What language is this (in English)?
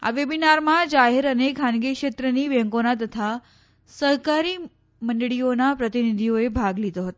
Gujarati